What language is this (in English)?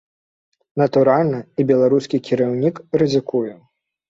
Belarusian